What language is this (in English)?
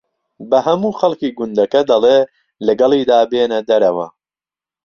Central Kurdish